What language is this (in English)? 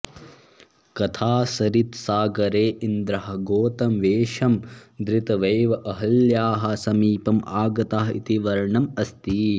Sanskrit